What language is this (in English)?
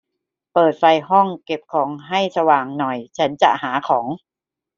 Thai